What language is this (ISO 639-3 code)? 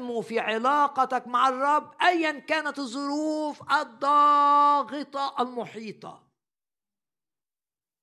ara